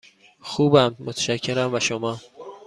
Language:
Persian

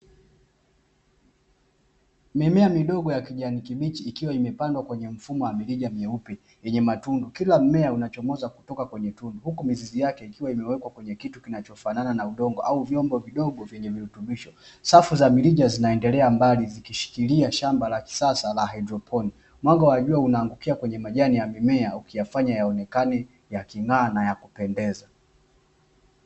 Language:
Swahili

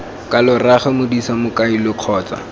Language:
Tswana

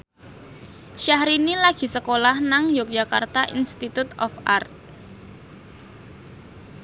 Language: Javanese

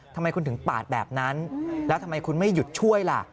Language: Thai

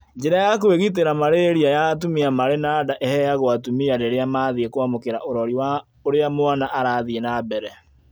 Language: Kikuyu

